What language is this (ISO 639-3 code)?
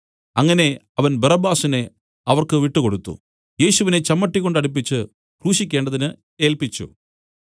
mal